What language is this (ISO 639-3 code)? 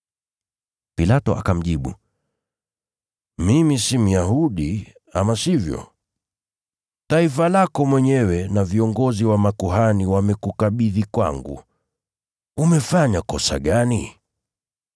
swa